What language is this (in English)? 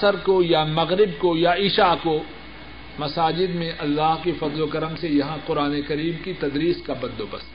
Urdu